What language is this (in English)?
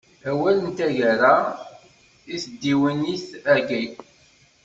Kabyle